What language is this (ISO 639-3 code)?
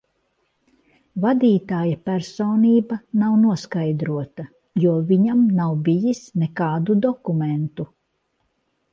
lav